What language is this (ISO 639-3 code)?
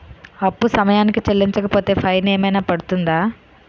tel